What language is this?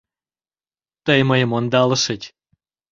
Mari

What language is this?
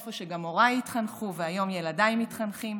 Hebrew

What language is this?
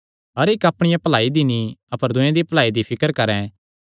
Kangri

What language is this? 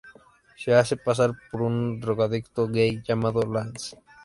Spanish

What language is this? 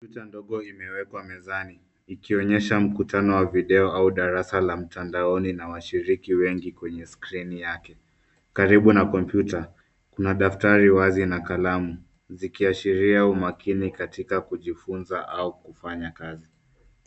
Swahili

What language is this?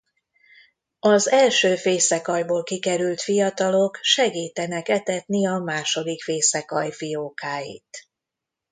Hungarian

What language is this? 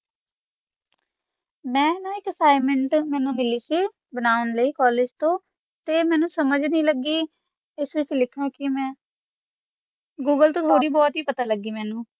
Punjabi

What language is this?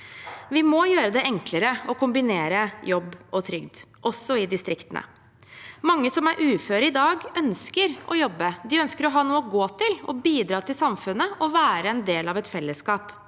Norwegian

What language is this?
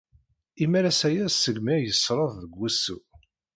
Kabyle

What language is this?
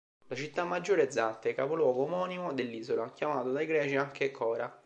Italian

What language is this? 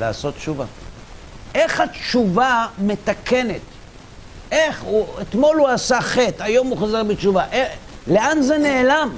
Hebrew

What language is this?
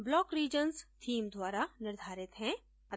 Hindi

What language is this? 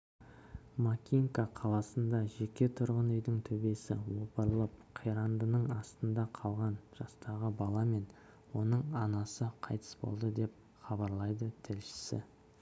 Kazakh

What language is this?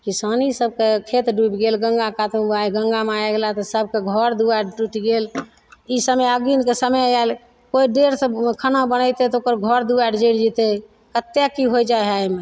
Maithili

